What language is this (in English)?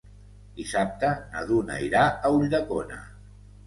Catalan